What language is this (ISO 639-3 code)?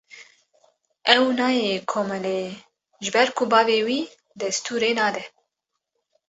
kur